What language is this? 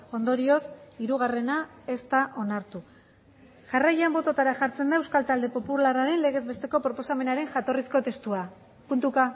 Basque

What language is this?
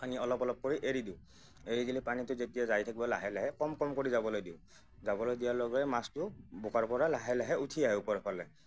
Assamese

